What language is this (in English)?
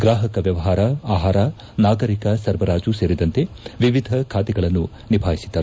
Kannada